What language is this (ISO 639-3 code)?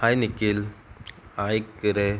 kok